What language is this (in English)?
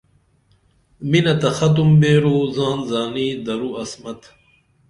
Dameli